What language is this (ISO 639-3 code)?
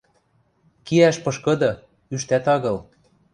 mrj